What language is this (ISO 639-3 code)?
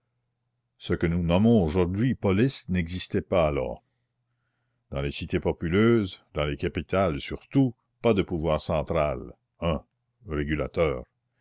fra